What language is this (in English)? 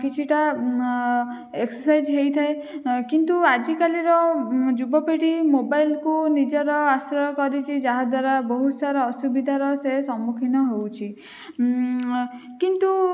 Odia